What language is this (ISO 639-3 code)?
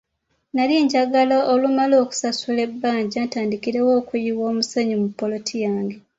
lug